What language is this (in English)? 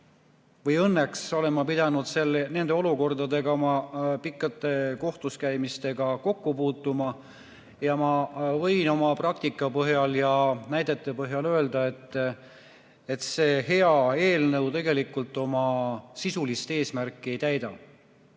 Estonian